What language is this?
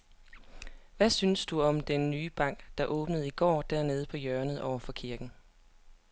Danish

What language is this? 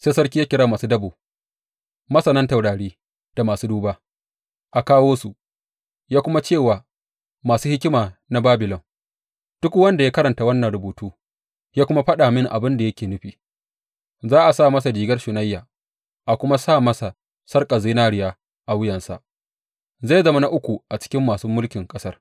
Hausa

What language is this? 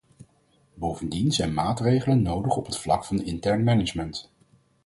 Dutch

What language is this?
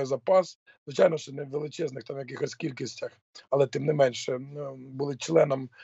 Ukrainian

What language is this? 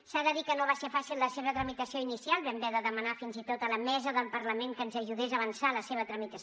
Catalan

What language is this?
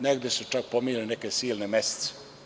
Serbian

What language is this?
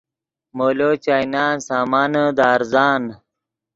Yidgha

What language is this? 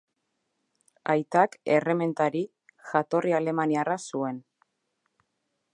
Basque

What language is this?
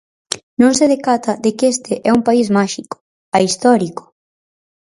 Galician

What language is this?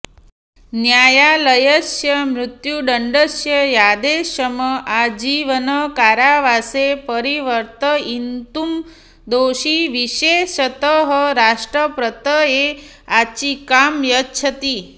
Sanskrit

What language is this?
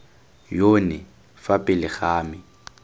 Tswana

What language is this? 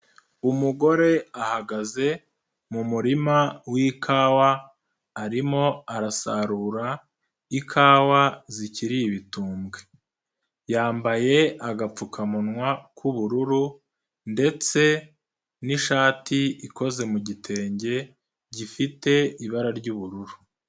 Kinyarwanda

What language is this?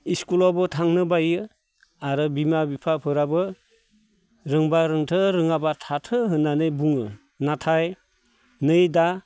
Bodo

